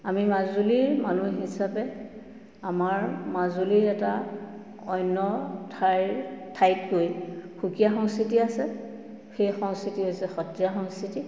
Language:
Assamese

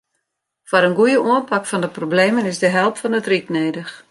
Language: Western Frisian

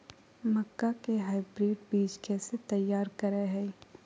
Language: Magahi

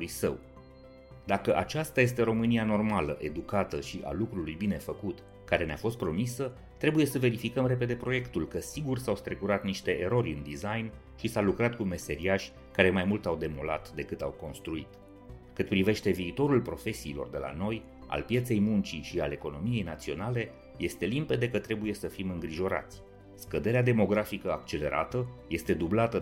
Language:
Romanian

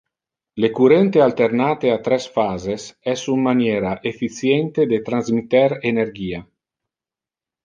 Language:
Interlingua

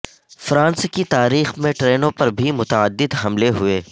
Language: Urdu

